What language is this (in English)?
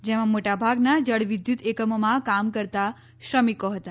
Gujarati